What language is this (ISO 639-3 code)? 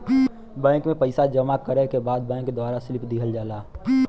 bho